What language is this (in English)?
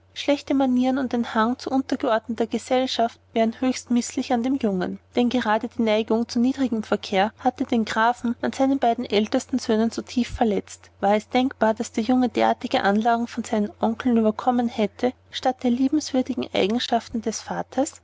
German